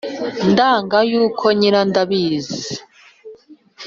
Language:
Kinyarwanda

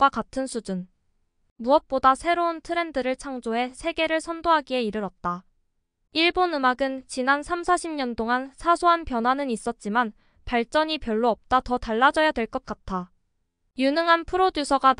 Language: Korean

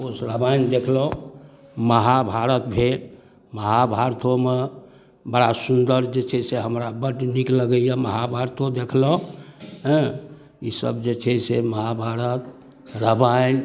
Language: Maithili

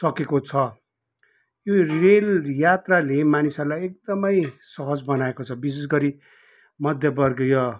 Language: Nepali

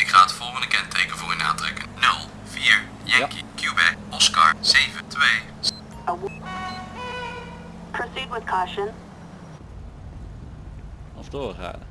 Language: Dutch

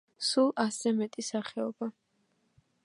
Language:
Georgian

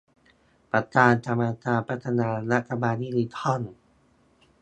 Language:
Thai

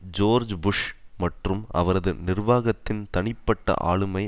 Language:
Tamil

